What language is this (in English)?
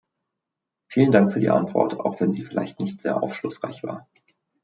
German